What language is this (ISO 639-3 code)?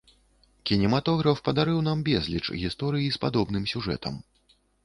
bel